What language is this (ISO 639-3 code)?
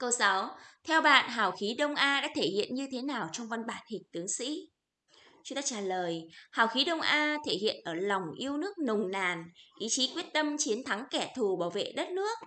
vie